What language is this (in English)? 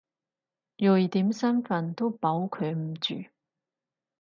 Cantonese